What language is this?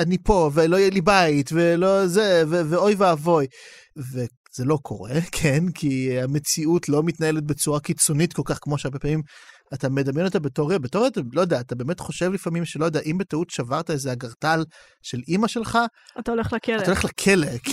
Hebrew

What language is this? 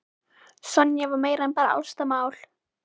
Icelandic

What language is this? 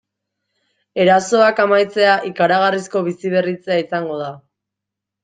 Basque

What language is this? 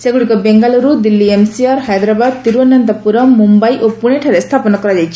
Odia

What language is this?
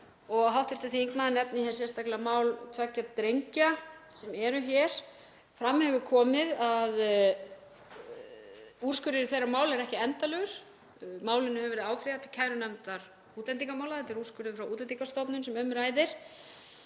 Icelandic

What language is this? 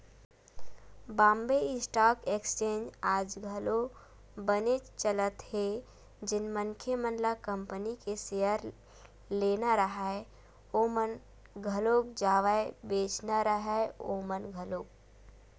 Chhattisgarhi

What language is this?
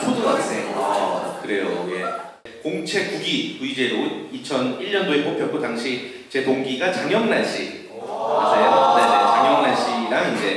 Korean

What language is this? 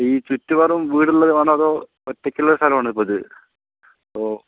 Malayalam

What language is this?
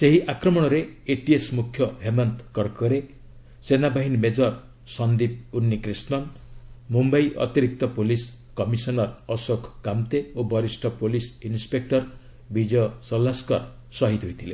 Odia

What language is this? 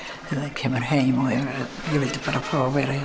Icelandic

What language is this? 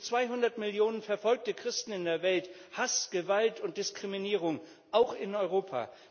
German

